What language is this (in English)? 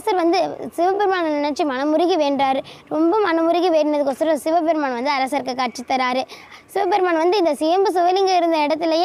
Tamil